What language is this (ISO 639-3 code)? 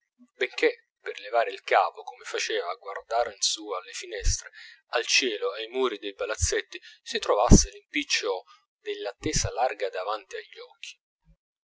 ita